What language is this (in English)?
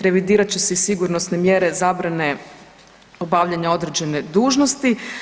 Croatian